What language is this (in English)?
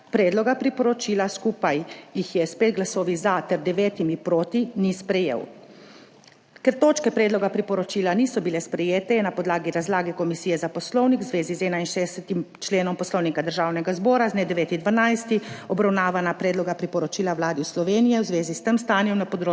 Slovenian